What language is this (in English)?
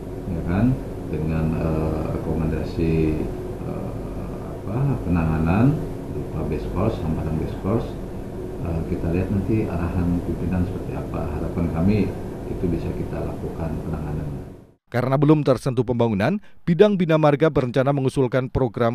Indonesian